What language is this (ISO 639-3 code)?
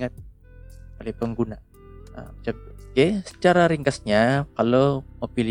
msa